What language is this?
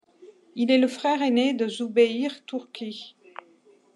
French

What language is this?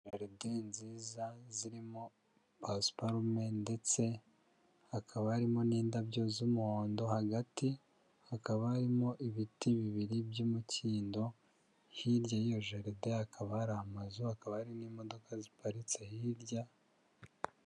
Kinyarwanda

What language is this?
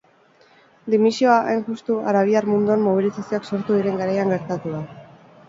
Basque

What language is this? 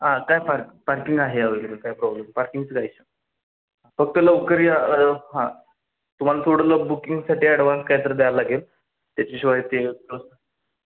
Marathi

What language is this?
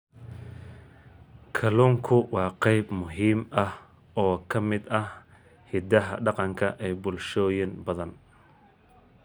Somali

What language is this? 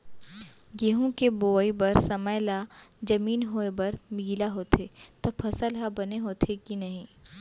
Chhattisgarhi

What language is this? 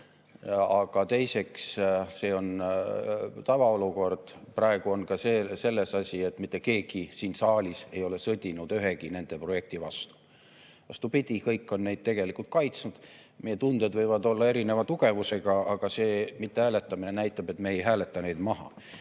Estonian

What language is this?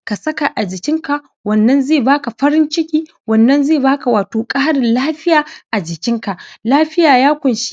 Hausa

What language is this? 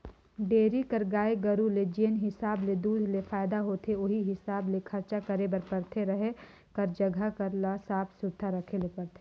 Chhattisgarhi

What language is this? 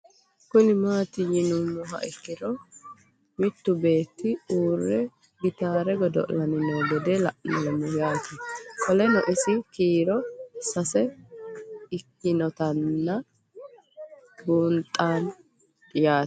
Sidamo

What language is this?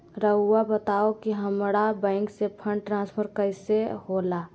Magahi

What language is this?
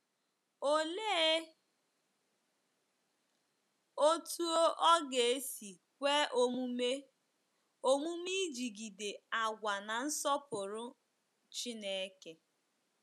Igbo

